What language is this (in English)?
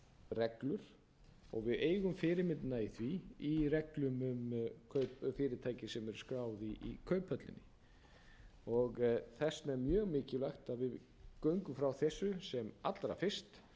Icelandic